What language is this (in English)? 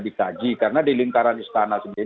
Indonesian